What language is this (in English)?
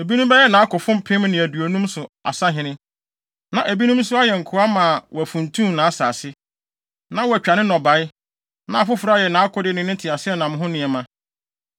Akan